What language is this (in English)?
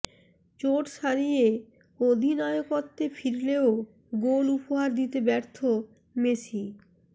Bangla